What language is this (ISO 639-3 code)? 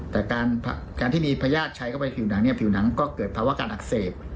tha